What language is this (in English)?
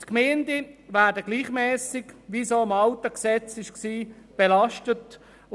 Swiss German